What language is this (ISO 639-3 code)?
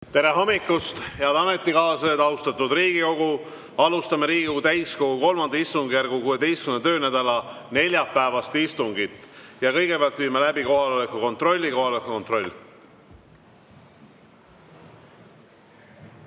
est